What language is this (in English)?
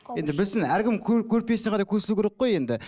Kazakh